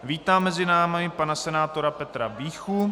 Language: Czech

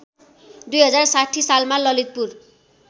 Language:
Nepali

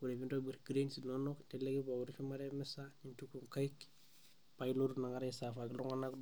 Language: Masai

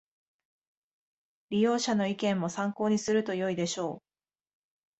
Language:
Japanese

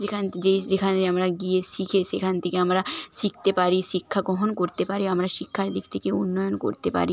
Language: Bangla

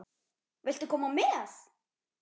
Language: Icelandic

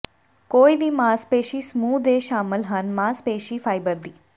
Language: Punjabi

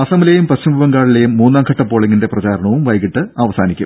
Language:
Malayalam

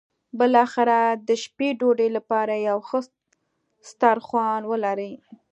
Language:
Pashto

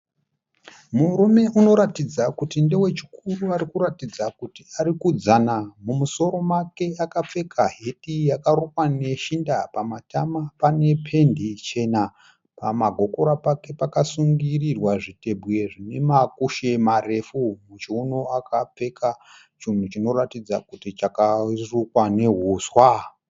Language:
Shona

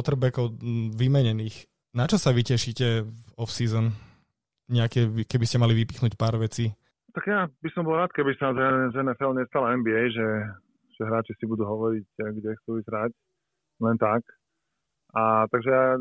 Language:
Slovak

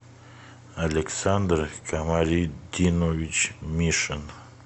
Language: Russian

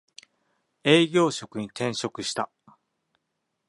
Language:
Japanese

